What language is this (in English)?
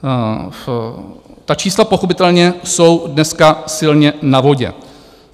Czech